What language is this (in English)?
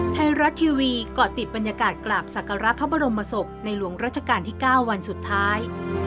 Thai